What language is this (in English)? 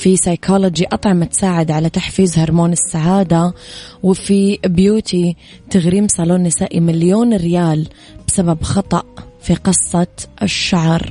Arabic